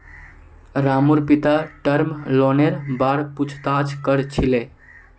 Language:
Magahi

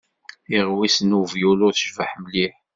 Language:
Kabyle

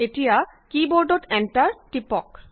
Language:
Assamese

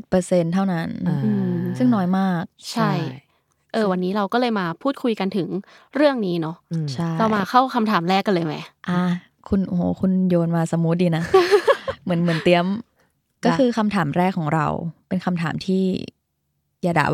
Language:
Thai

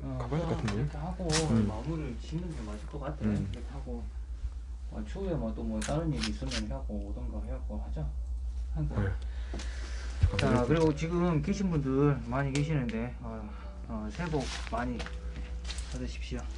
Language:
Korean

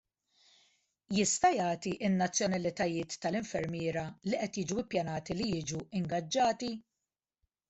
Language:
Maltese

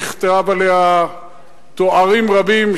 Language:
Hebrew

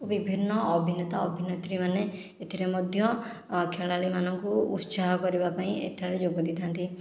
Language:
Odia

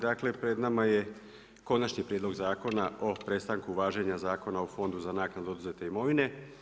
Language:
Croatian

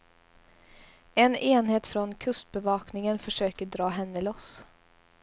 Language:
Swedish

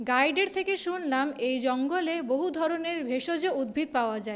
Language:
Bangla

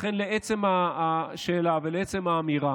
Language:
Hebrew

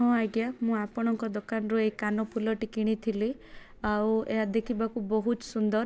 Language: Odia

